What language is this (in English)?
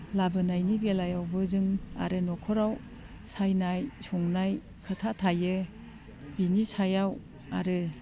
Bodo